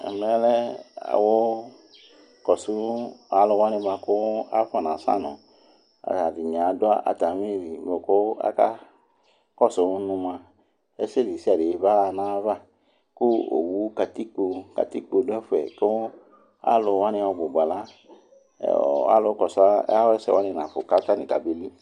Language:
Ikposo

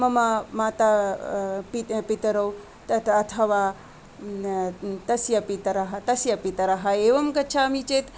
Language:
Sanskrit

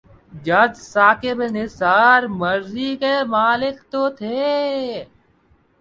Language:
Urdu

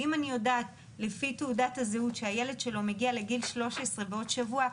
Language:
Hebrew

